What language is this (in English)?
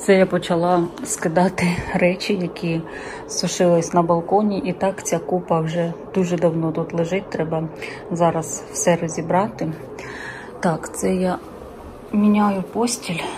Ukrainian